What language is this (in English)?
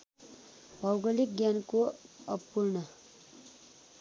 Nepali